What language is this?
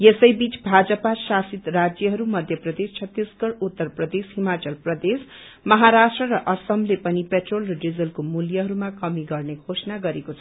Nepali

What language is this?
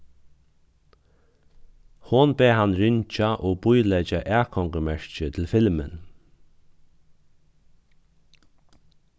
Faroese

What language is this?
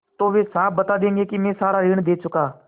Hindi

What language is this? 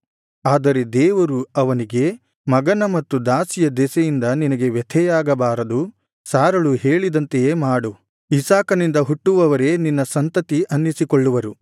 Kannada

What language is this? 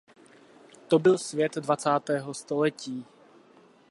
Czech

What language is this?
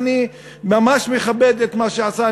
Hebrew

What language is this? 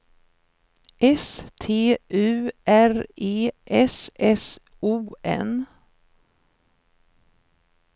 Swedish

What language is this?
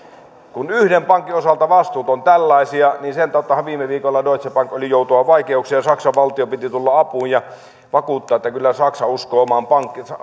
Finnish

